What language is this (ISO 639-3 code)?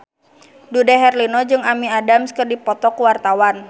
sun